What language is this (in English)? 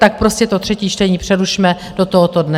Czech